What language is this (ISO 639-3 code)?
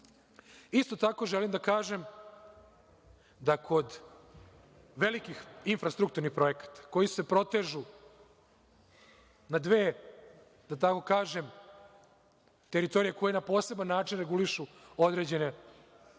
srp